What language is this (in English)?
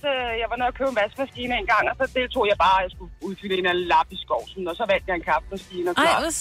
Danish